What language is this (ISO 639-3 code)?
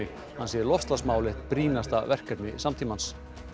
isl